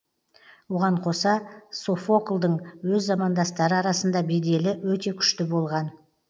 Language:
Kazakh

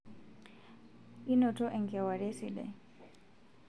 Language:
Masai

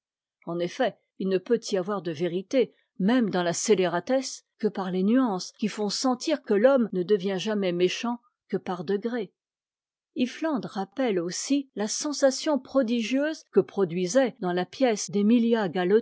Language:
French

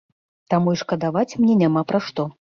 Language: Belarusian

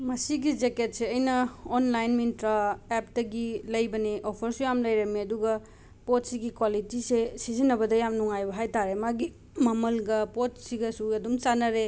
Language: Manipuri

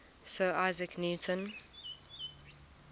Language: English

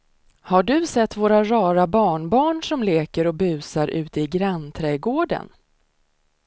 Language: Swedish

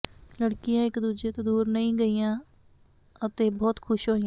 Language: Punjabi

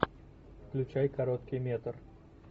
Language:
Russian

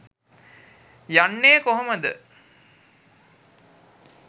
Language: Sinhala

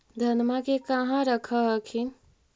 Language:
Magahi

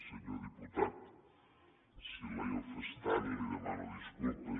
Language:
Catalan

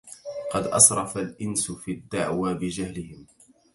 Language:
Arabic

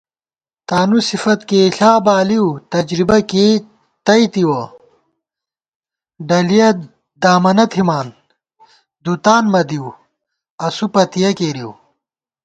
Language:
Gawar-Bati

